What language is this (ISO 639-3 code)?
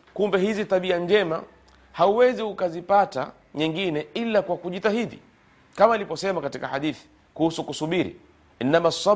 swa